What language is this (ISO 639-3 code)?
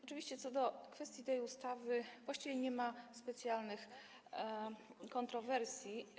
pol